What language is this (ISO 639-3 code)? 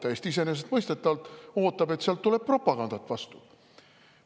est